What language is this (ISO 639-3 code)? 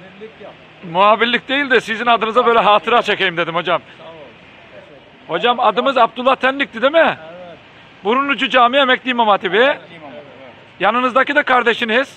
tur